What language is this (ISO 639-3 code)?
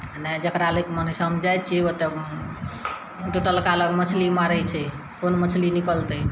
mai